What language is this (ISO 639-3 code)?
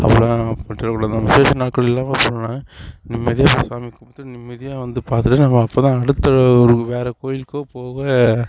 tam